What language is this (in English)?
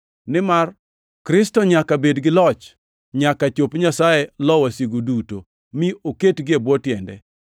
Luo (Kenya and Tanzania)